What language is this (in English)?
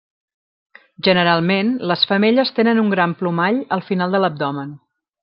Catalan